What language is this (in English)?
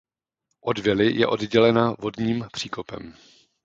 Czech